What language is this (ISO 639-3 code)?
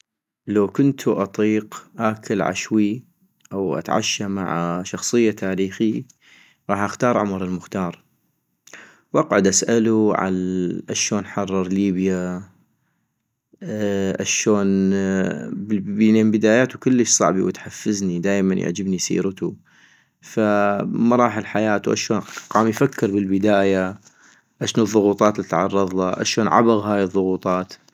ayp